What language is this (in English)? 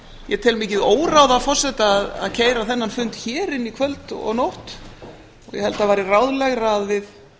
Icelandic